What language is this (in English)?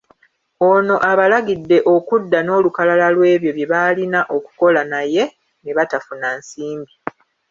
Ganda